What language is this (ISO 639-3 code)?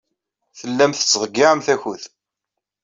kab